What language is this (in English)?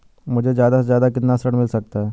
Hindi